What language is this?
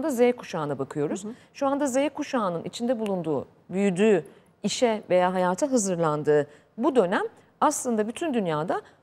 Turkish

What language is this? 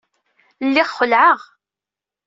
Kabyle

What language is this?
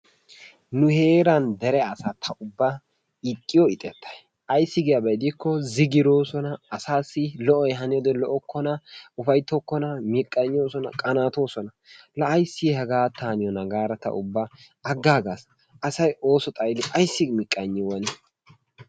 Wolaytta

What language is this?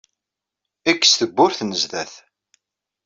Kabyle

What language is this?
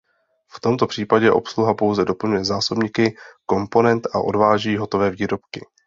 Czech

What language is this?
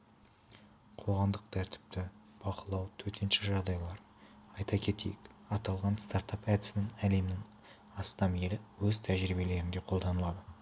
Kazakh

